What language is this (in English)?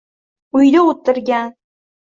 Uzbek